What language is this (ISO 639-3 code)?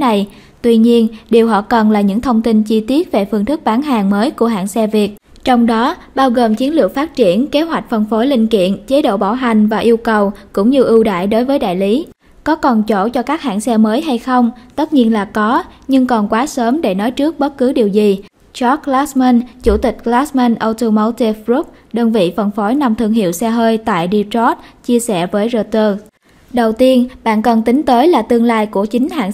vie